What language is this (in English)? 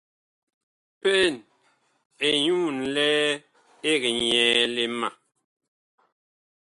Bakoko